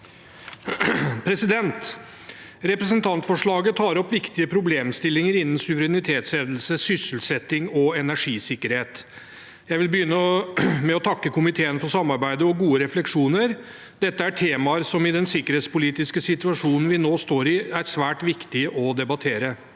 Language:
Norwegian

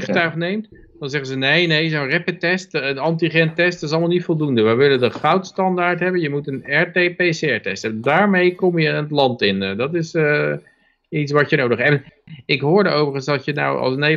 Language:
Dutch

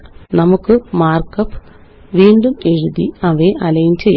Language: Malayalam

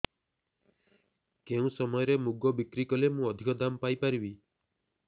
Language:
Odia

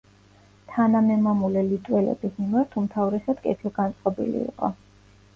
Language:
Georgian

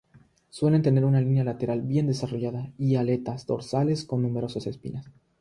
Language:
Spanish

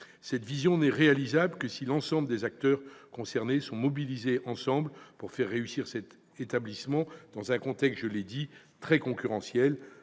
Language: French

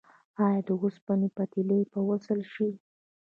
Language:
Pashto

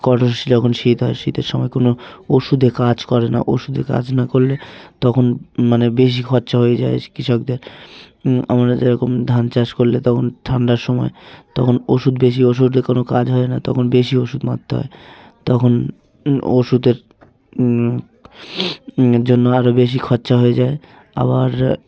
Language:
Bangla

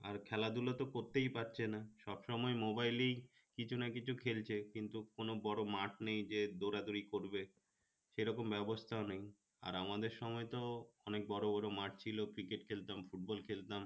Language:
Bangla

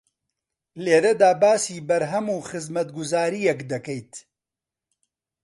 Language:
Central Kurdish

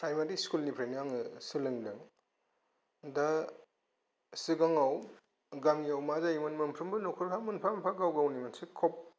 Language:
Bodo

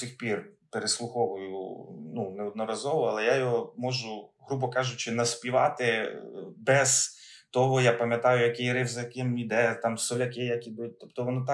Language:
Ukrainian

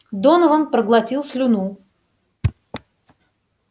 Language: Russian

